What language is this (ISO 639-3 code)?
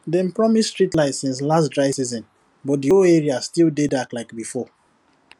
pcm